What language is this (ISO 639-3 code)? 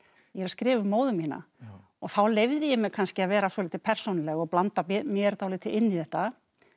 isl